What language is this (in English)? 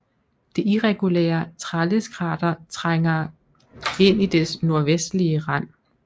Danish